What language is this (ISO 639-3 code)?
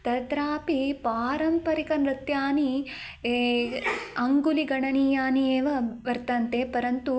san